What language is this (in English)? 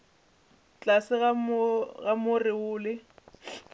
Northern Sotho